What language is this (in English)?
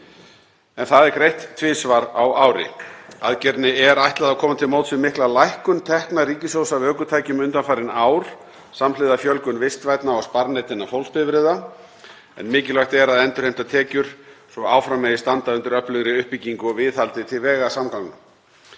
Icelandic